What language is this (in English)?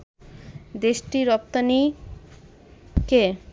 Bangla